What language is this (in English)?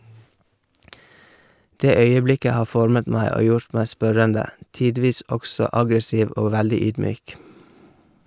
Norwegian